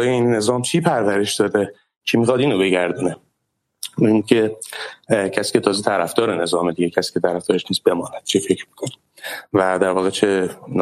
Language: Persian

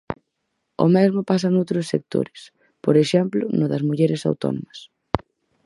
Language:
Galician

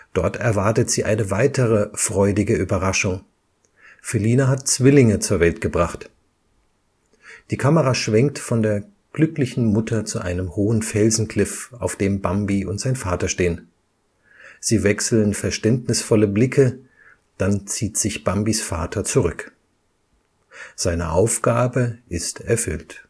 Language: German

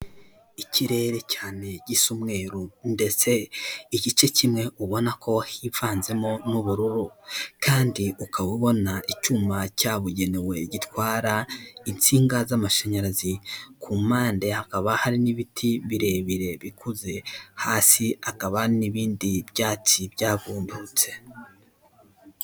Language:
Kinyarwanda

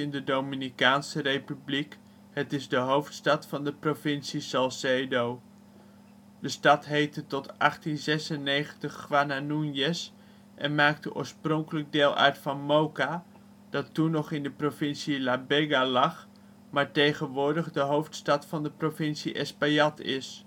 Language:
Dutch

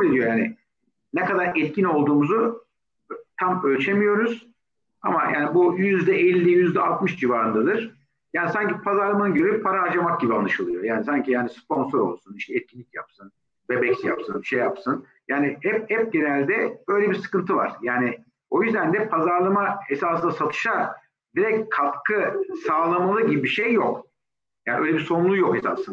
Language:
Turkish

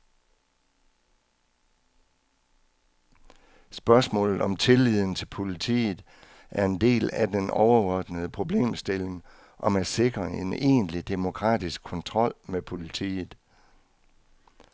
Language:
Danish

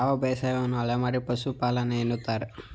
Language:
Kannada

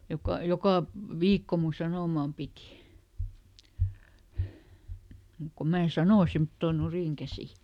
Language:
Finnish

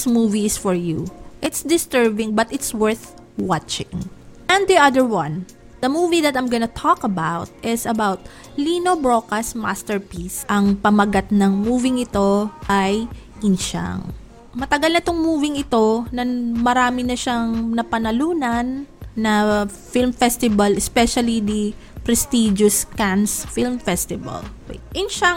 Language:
Filipino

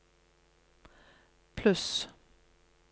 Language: Norwegian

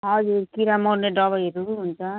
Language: Nepali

